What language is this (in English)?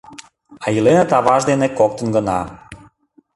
Mari